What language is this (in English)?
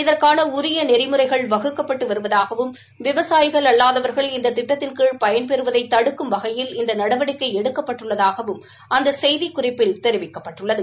Tamil